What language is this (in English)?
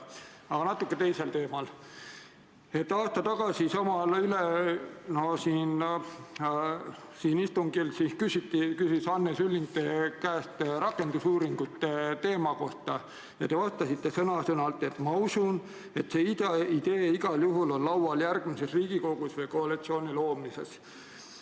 Estonian